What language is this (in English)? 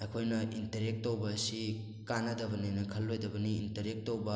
Manipuri